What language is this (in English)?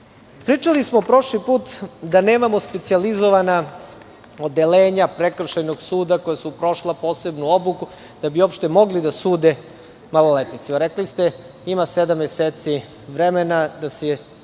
Serbian